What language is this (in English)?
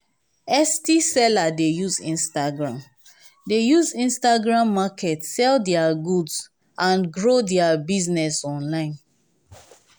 Nigerian Pidgin